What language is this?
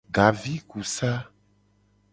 Gen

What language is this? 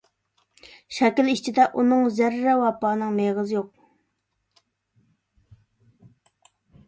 Uyghur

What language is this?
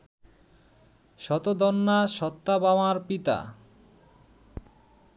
Bangla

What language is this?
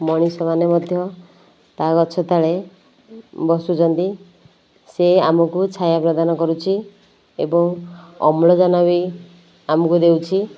Odia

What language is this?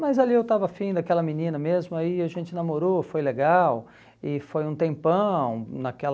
Portuguese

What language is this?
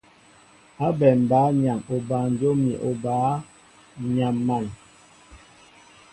Mbo (Cameroon)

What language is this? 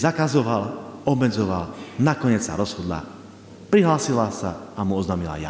Slovak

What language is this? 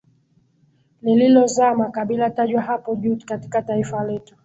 Swahili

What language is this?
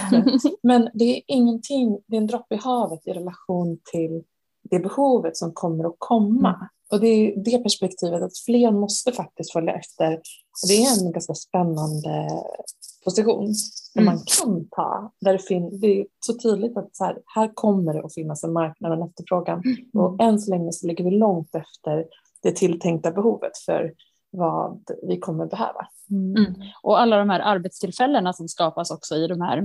Swedish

